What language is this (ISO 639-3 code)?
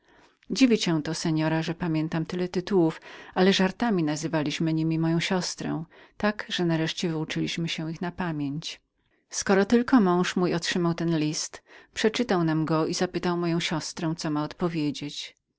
pol